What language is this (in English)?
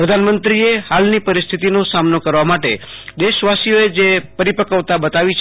Gujarati